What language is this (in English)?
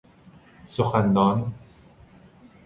Persian